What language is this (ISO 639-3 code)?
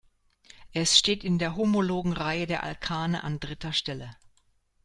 deu